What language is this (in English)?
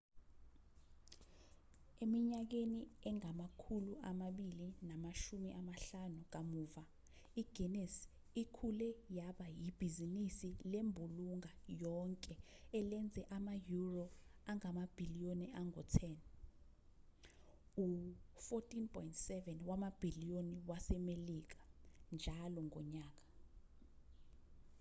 Zulu